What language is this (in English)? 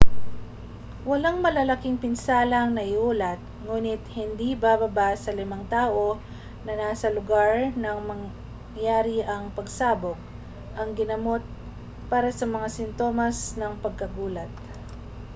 Filipino